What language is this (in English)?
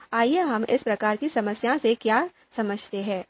Hindi